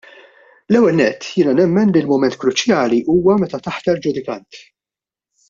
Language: Maltese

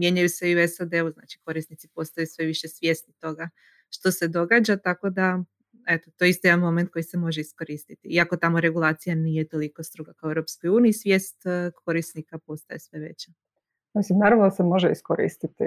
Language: Croatian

